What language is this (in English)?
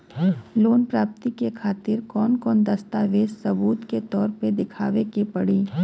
Bhojpuri